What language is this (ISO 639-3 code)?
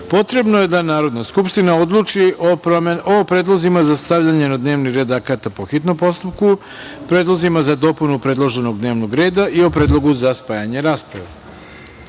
srp